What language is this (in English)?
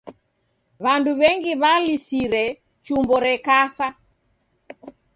Taita